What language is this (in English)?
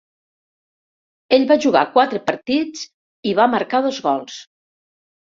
Catalan